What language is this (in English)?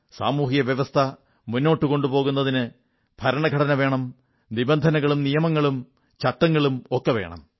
Malayalam